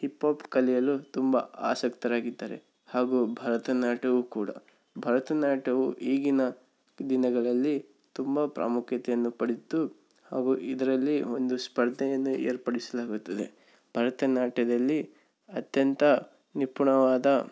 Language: Kannada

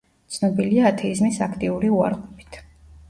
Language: Georgian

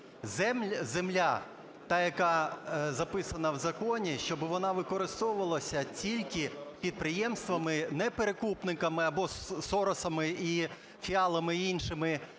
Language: Ukrainian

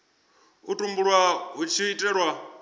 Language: Venda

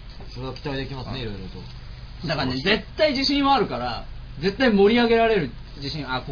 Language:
Japanese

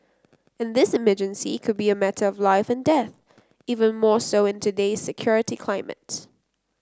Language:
English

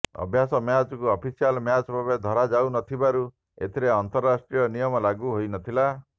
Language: Odia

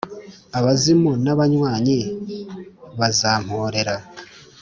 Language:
Kinyarwanda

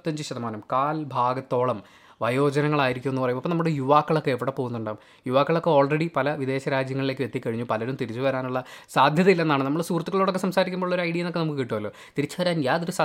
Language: Malayalam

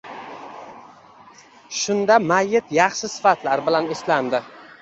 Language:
Uzbek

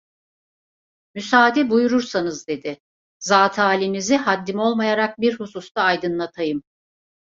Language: Turkish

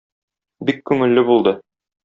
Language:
Tatar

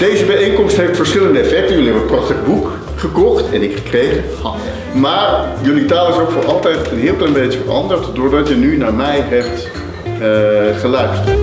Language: Dutch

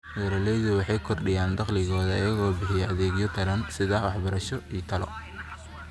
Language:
Somali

